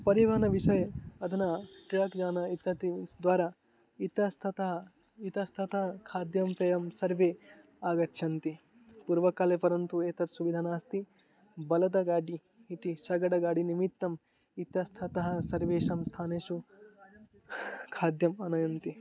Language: Sanskrit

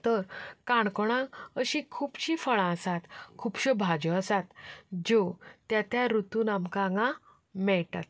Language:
Konkani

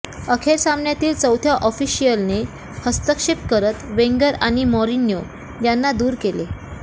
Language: Marathi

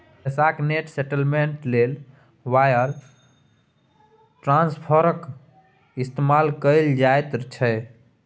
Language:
Maithili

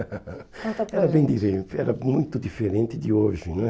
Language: Portuguese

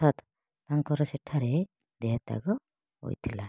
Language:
Odia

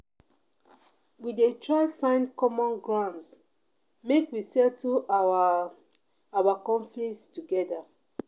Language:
Nigerian Pidgin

